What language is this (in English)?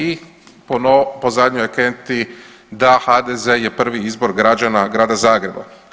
Croatian